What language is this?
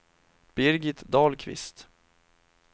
Swedish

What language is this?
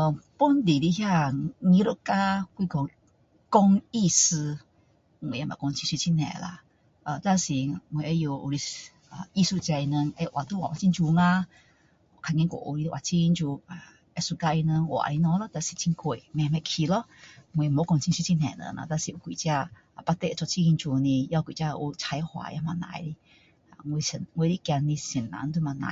Min Dong Chinese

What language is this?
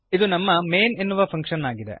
Kannada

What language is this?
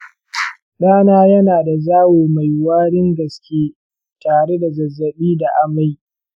Hausa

